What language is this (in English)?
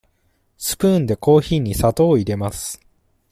Japanese